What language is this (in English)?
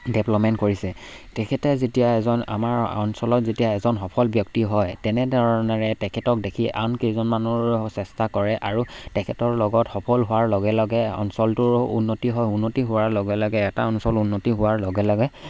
Assamese